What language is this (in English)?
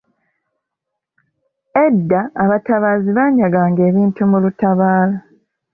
Ganda